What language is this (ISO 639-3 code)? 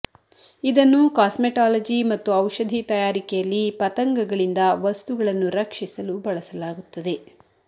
kan